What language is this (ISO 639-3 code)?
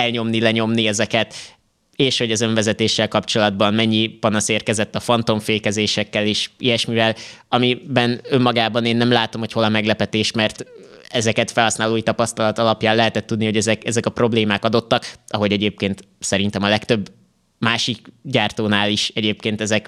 hun